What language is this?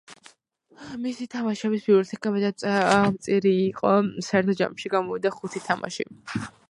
Georgian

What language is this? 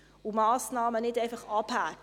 Swiss German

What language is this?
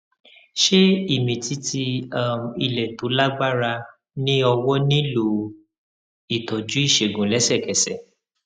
Yoruba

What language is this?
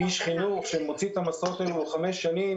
Hebrew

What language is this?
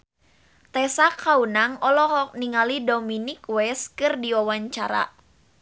Sundanese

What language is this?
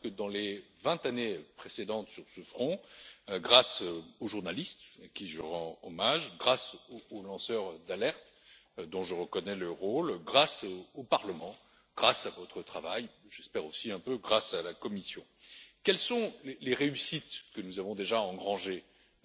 French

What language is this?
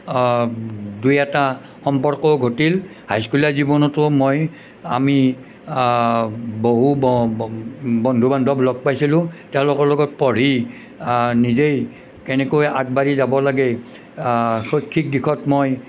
Assamese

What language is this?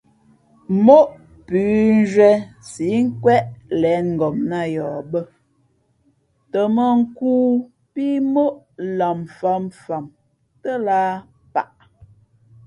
Fe'fe'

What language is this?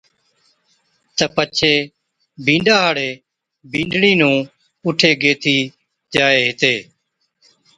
Od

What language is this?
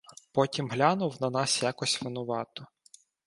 Ukrainian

